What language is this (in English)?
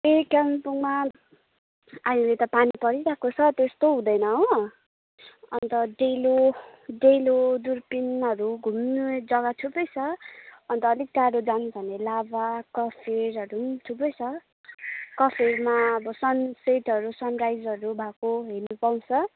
Nepali